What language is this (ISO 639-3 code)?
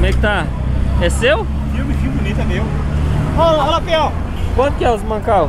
por